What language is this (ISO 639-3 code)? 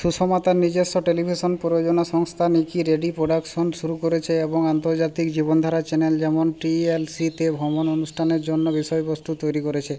ben